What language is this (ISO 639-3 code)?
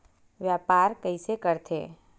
hne